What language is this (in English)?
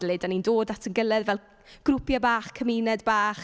Welsh